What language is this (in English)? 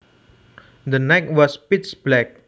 Javanese